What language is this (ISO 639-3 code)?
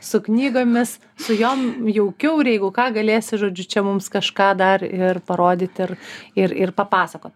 lit